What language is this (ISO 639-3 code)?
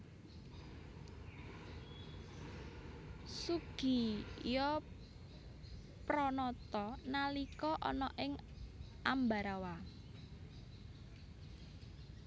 jav